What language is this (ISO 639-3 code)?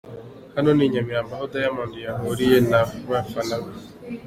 kin